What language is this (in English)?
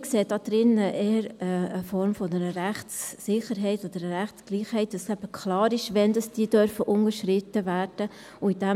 Swiss German